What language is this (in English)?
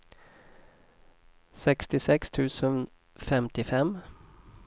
Swedish